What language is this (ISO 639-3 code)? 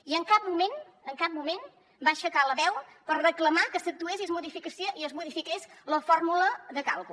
cat